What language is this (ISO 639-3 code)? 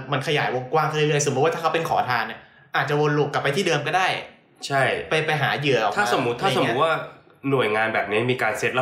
tha